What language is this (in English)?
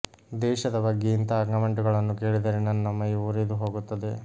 Kannada